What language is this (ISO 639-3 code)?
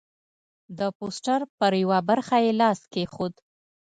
pus